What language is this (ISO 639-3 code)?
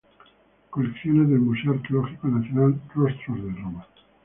spa